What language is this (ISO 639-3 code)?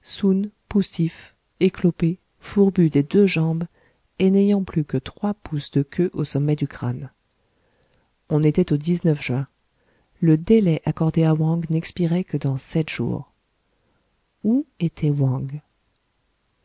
fra